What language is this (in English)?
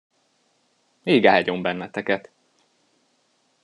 Hungarian